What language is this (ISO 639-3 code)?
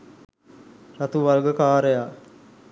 sin